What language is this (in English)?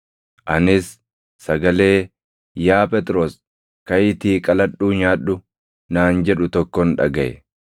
Oromo